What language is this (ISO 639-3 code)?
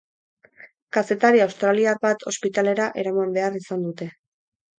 eus